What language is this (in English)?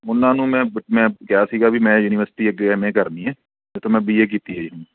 Punjabi